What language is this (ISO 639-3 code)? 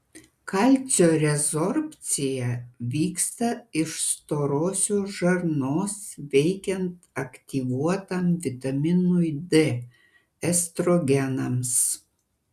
lit